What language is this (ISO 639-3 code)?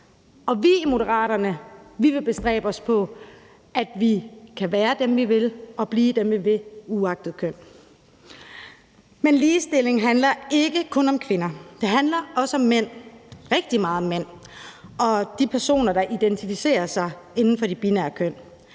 dan